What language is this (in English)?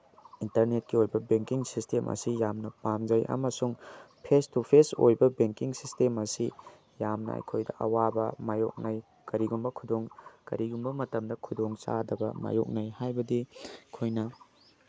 Manipuri